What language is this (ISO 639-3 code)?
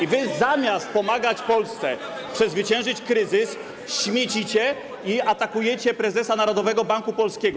pol